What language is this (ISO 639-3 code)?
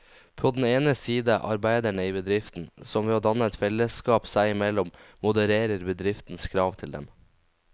nor